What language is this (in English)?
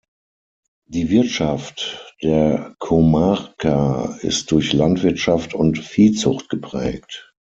German